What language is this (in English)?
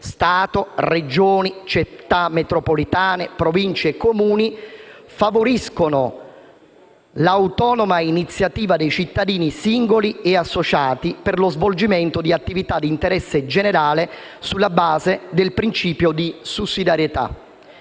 Italian